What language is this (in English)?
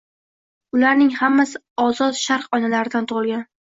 Uzbek